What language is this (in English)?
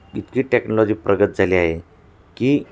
Marathi